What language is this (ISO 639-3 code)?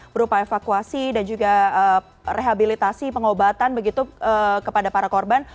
ind